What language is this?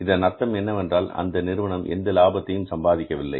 Tamil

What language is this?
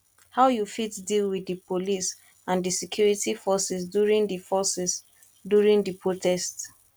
Nigerian Pidgin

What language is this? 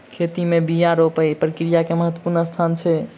Maithili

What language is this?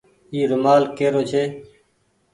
Goaria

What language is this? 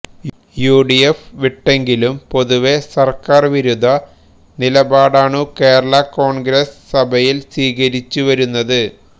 Malayalam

